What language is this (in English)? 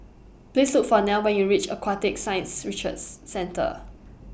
English